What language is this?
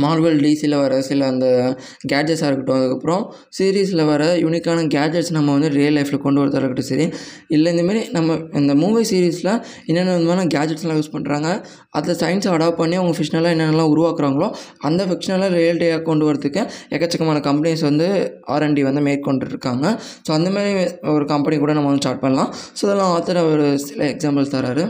Tamil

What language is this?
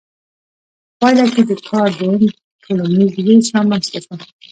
Pashto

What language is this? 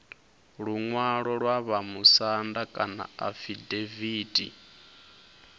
Venda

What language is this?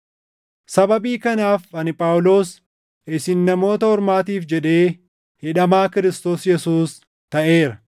Oromo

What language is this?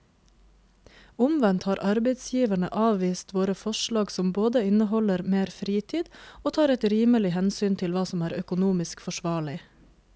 Norwegian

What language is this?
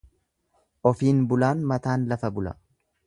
Oromo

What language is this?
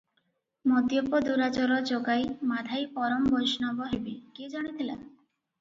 Odia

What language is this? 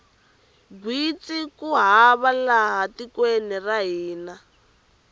Tsonga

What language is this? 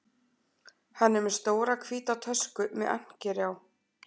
Icelandic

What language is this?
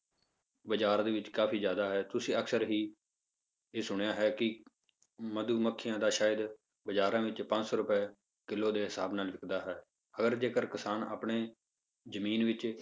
Punjabi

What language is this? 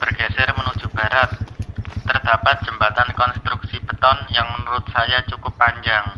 Indonesian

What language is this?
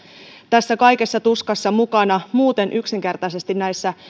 Finnish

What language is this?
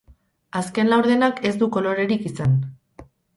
Basque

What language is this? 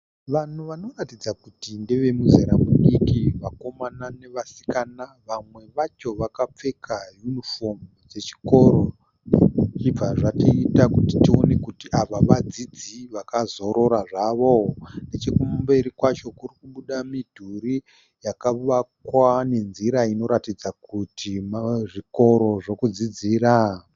Shona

